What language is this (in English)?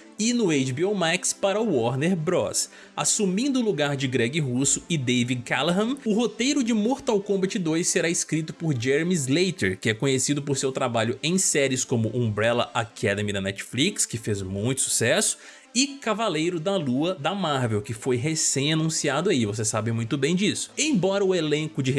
Portuguese